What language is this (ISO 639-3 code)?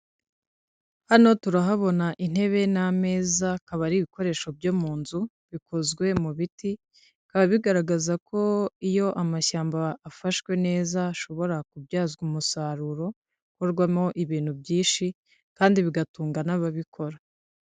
kin